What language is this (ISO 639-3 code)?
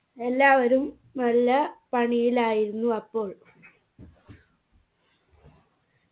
mal